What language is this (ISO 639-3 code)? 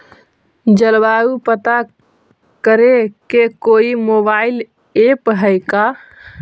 mag